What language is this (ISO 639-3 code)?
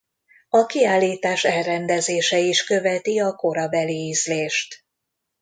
hun